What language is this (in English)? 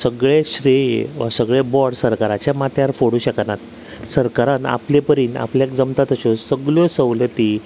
Konkani